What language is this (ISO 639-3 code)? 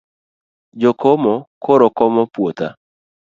luo